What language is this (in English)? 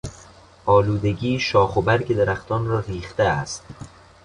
Persian